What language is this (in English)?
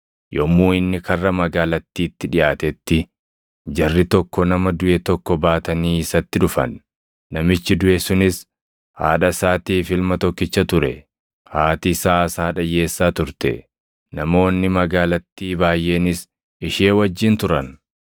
Oromo